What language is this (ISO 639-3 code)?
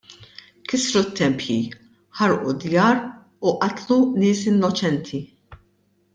mlt